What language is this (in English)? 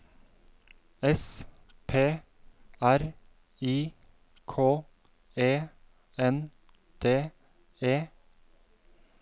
Norwegian